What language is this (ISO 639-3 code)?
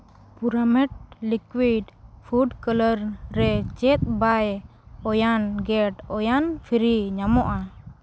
sat